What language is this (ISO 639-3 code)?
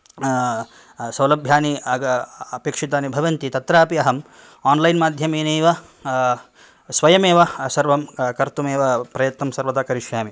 san